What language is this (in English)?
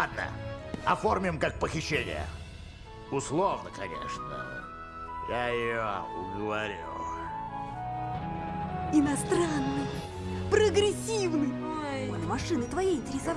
Russian